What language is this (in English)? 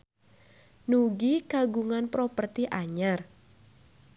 Sundanese